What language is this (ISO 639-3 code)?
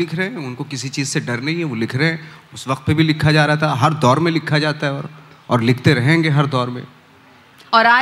hin